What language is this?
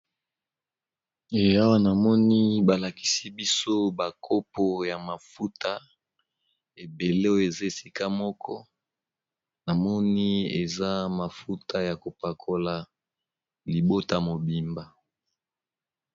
Lingala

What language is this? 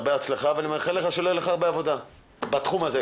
Hebrew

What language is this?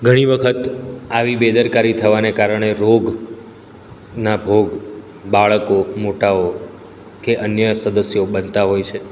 Gujarati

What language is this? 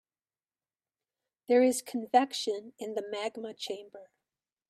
English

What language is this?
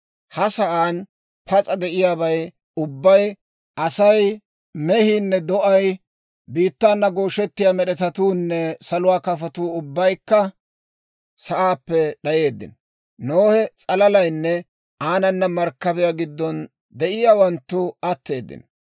Dawro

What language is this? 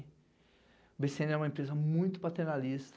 Portuguese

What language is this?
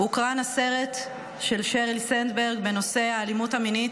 Hebrew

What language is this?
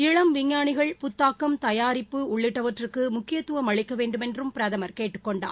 Tamil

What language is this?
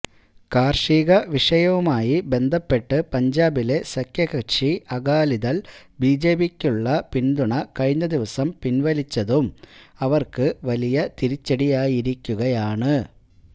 Malayalam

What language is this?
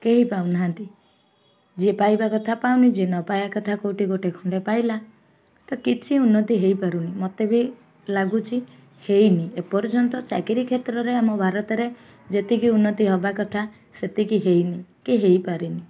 Odia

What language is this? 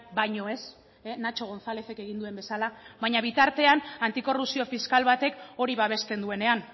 Basque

